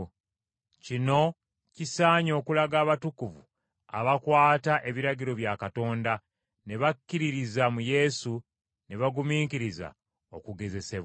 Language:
Ganda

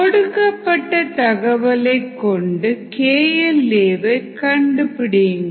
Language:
Tamil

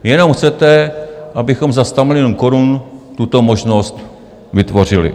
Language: Czech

